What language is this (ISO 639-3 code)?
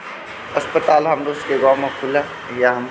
mai